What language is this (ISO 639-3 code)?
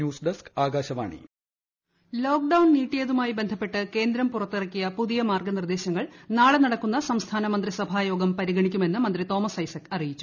mal